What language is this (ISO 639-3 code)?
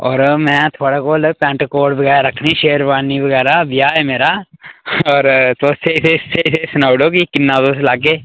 doi